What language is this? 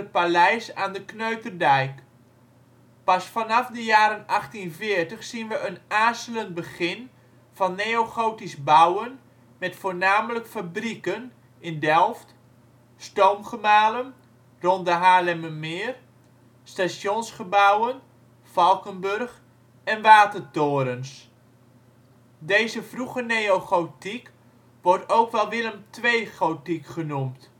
Dutch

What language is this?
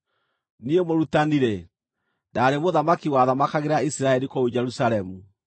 Kikuyu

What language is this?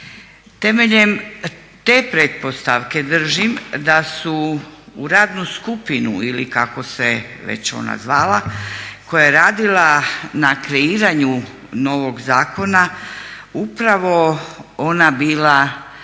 Croatian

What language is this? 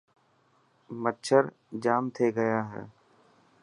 Dhatki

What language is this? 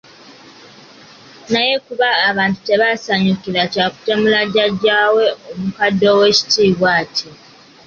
Ganda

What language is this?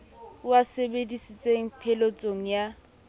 Southern Sotho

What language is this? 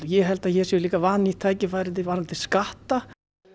Icelandic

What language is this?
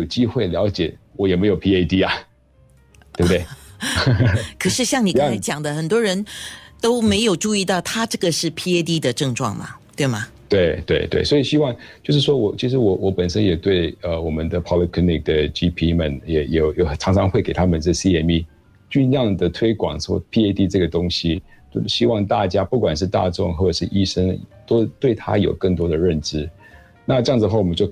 Chinese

